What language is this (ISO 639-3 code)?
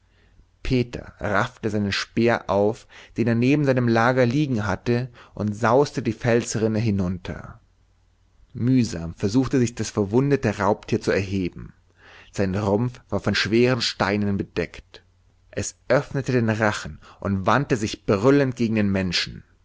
deu